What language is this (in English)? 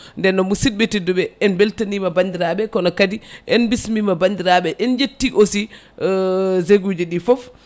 Fula